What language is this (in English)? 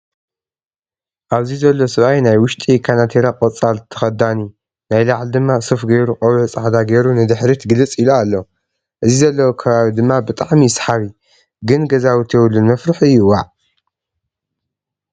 Tigrinya